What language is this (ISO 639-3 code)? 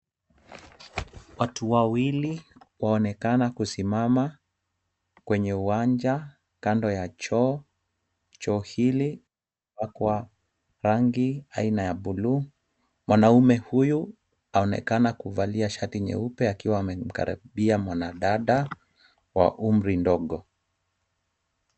swa